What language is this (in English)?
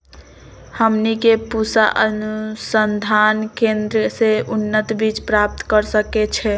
Magahi